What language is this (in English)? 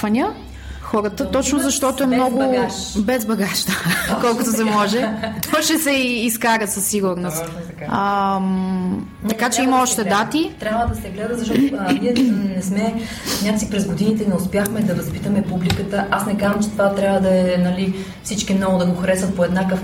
Bulgarian